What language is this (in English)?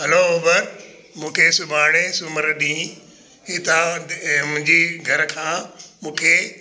Sindhi